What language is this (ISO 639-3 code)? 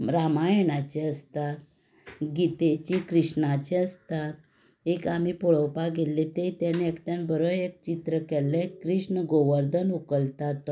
kok